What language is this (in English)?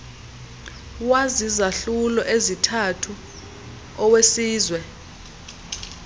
Xhosa